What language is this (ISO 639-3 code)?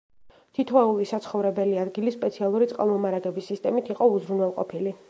kat